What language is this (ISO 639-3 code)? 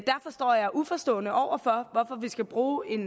dan